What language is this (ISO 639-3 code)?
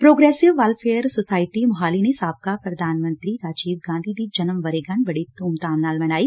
pan